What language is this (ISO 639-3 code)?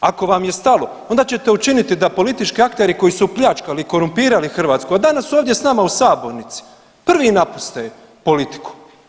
hrv